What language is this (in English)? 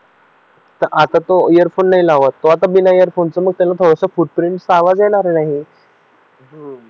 Marathi